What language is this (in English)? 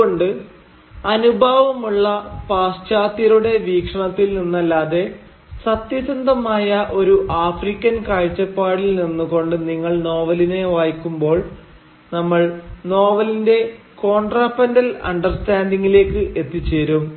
Malayalam